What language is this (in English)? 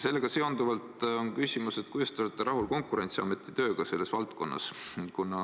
Estonian